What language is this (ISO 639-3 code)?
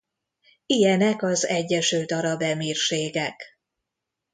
hun